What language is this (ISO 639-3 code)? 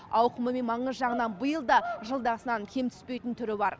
kaz